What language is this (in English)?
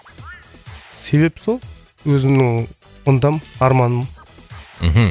Kazakh